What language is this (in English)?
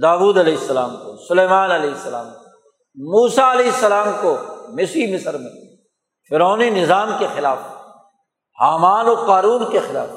Urdu